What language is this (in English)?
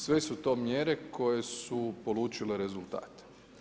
Croatian